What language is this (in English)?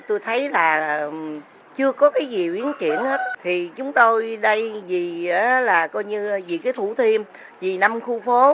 Vietnamese